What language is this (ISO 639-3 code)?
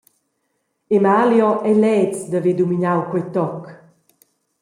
roh